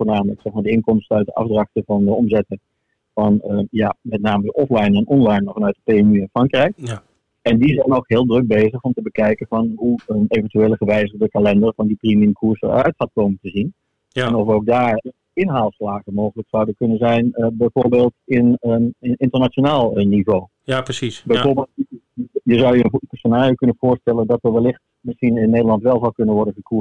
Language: Dutch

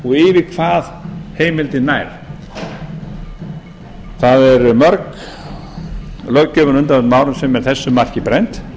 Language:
Icelandic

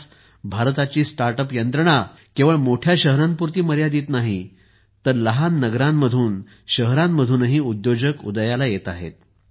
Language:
Marathi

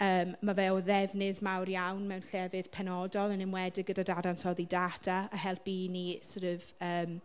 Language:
Welsh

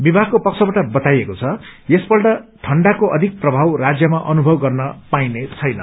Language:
Nepali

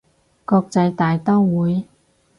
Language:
Cantonese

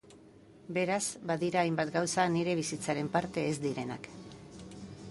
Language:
Basque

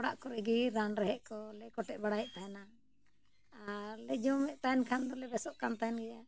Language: Santali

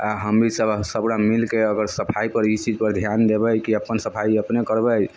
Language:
Maithili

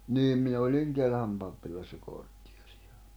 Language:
Finnish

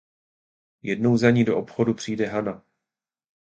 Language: Czech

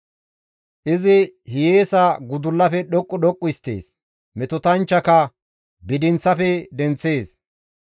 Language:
Gamo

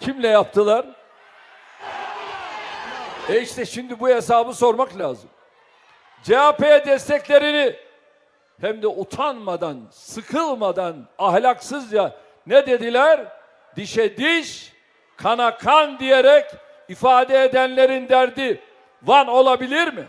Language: Turkish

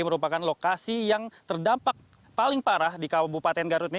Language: Indonesian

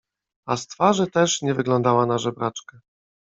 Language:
Polish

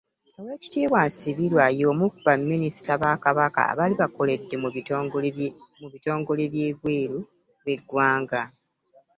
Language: Ganda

